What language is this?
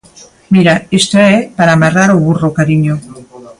Galician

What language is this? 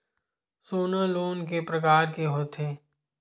Chhattisgarhi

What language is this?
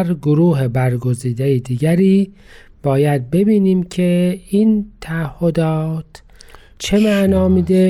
Persian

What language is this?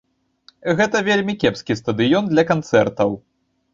Belarusian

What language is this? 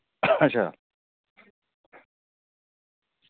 Dogri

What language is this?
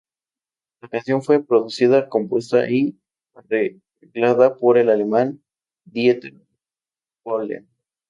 Spanish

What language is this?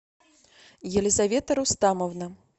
Russian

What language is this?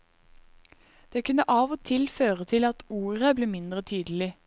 Norwegian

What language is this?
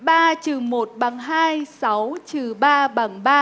Vietnamese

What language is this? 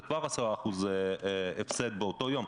Hebrew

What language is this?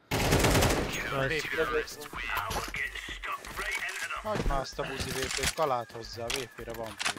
Hungarian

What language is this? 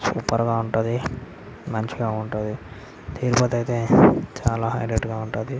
Telugu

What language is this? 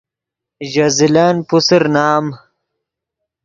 Yidgha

